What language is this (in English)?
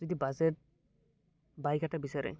Assamese